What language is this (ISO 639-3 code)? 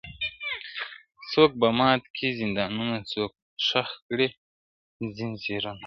pus